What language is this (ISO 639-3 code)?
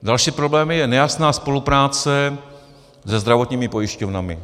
ces